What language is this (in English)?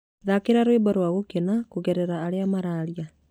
Kikuyu